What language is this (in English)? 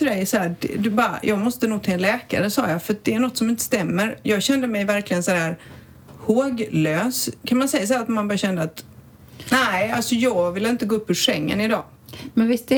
Swedish